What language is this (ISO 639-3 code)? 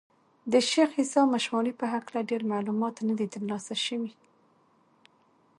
pus